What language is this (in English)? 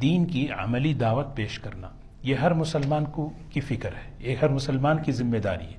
Urdu